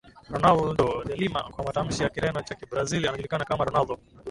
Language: Swahili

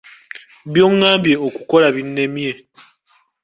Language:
Ganda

